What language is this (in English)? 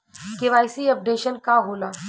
Bhojpuri